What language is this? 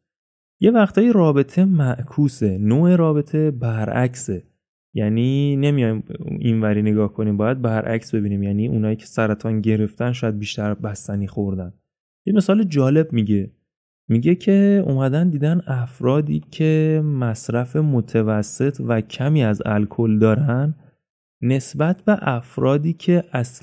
Persian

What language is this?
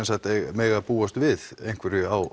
Icelandic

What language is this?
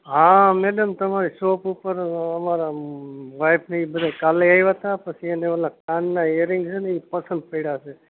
Gujarati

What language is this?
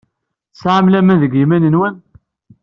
Kabyle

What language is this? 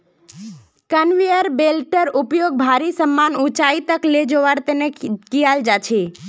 Magahi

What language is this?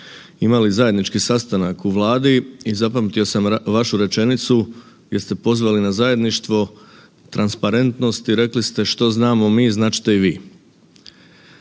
Croatian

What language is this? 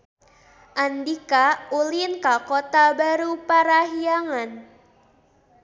Sundanese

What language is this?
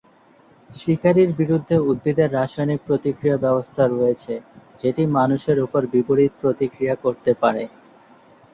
Bangla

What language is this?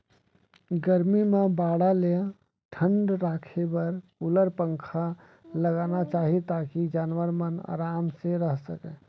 Chhattisgarhi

